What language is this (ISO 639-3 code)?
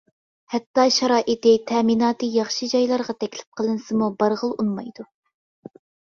uig